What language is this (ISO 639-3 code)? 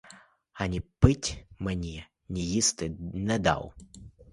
ukr